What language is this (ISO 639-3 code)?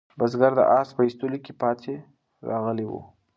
pus